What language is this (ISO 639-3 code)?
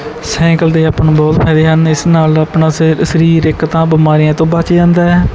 pan